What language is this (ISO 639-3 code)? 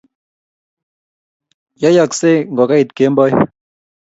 kln